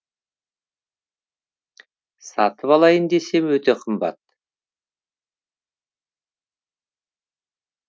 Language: Kazakh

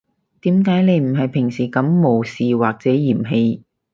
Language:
Cantonese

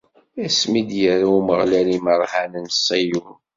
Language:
Kabyle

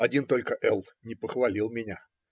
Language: Russian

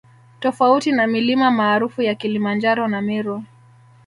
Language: Swahili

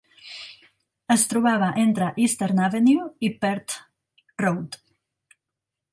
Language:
Catalan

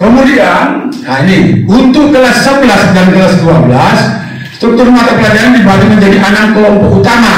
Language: Indonesian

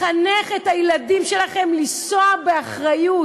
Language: Hebrew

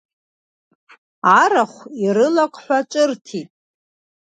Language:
Abkhazian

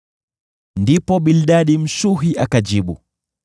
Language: Swahili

